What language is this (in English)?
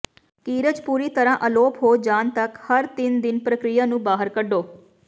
Punjabi